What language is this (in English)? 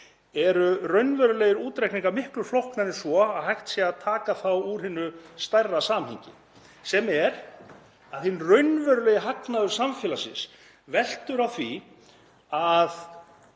Icelandic